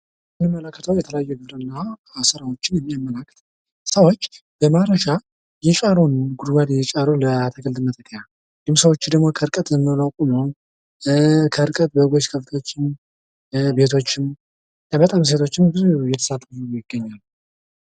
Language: Amharic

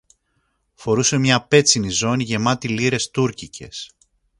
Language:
Greek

